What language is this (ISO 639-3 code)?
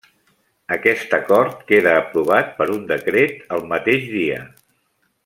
cat